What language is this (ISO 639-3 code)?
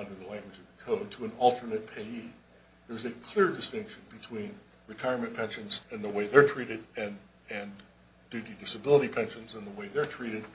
eng